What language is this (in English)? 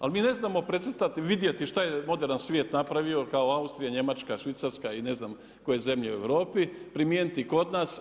Croatian